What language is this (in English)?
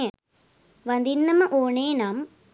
Sinhala